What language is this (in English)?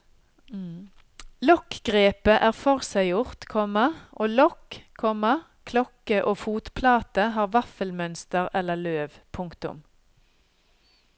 Norwegian